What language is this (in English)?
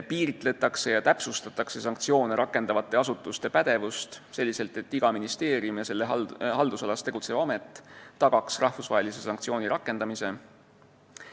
Estonian